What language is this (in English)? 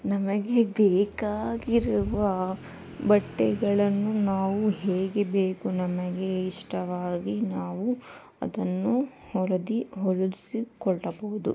Kannada